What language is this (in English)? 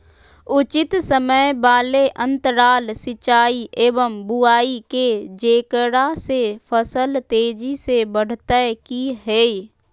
Magahi